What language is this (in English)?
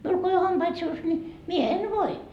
Finnish